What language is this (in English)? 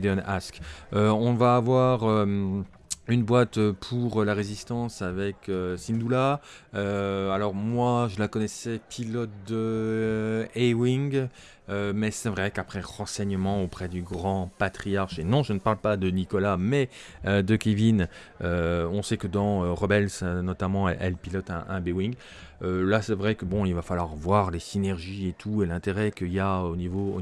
French